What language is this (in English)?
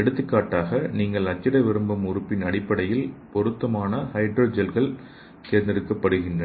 Tamil